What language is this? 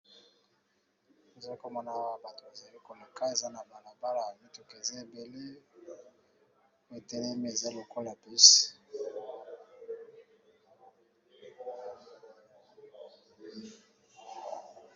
Lingala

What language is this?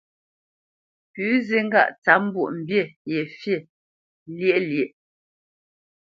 Bamenyam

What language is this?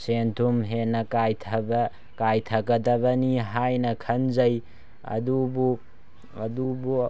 Manipuri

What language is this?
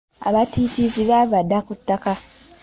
Ganda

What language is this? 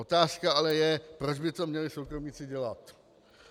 Czech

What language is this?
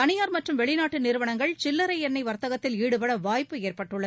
Tamil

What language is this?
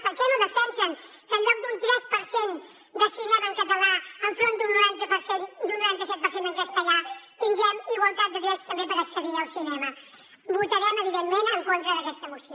Catalan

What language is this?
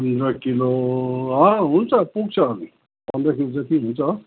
Nepali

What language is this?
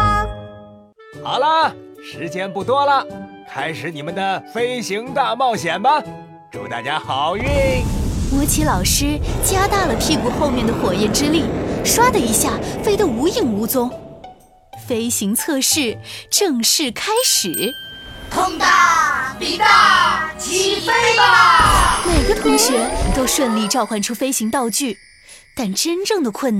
Chinese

